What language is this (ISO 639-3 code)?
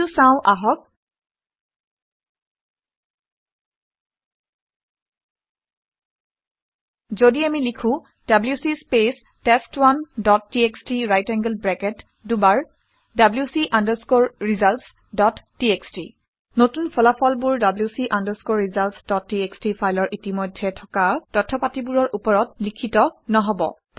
asm